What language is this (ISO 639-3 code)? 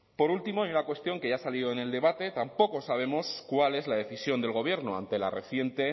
spa